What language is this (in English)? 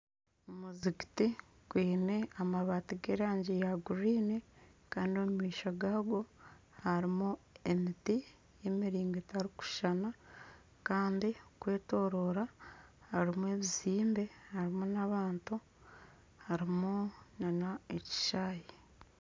Nyankole